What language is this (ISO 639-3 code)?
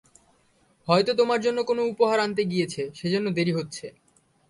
ben